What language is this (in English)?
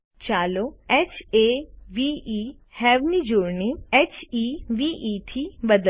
Gujarati